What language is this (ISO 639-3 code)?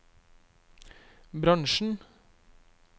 nor